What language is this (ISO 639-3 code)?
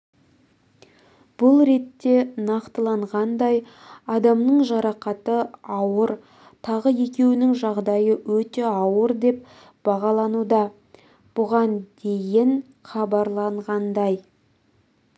kaz